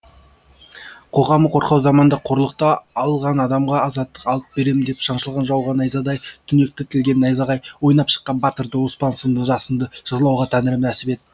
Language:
Kazakh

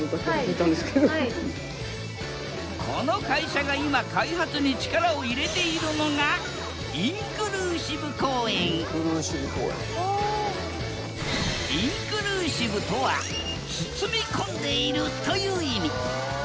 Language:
Japanese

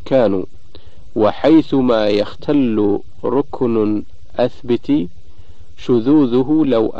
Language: Arabic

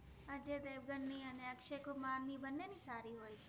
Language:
Gujarati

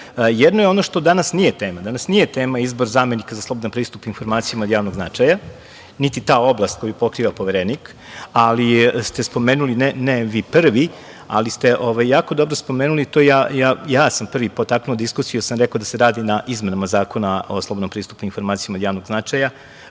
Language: Serbian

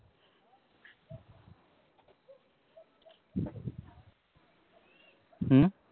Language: Punjabi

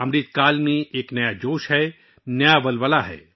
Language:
Urdu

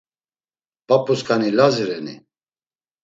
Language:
Laz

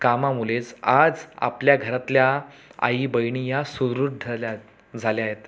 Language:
Marathi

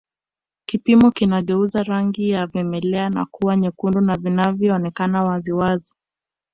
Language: Swahili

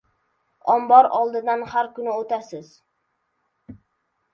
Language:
Uzbek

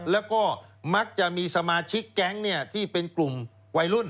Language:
Thai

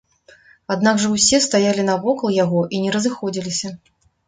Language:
Belarusian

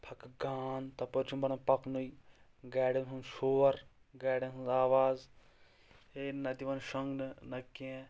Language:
Kashmiri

